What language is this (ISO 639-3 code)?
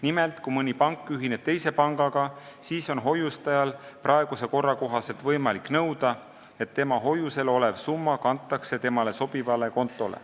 est